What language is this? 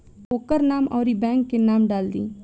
Bhojpuri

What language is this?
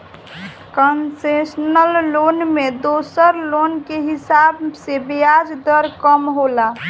Bhojpuri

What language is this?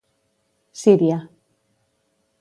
Catalan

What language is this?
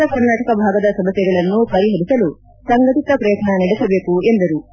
Kannada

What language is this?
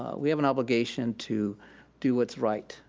English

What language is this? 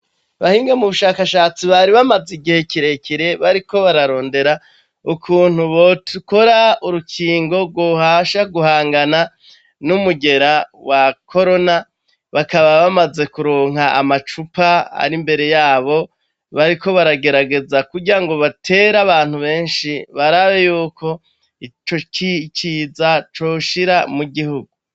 Rundi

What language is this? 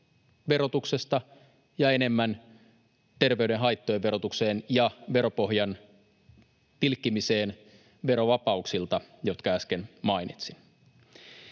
Finnish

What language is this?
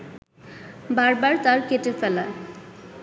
Bangla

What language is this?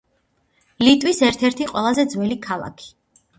Georgian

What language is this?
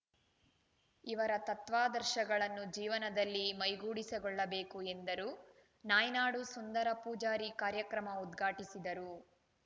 Kannada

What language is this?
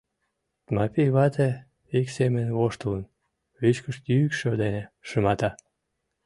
Mari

